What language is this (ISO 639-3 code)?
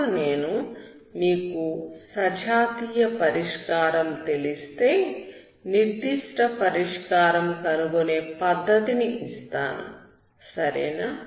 tel